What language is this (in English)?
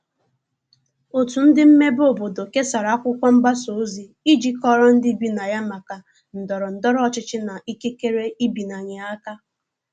Igbo